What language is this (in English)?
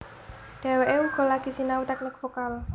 Javanese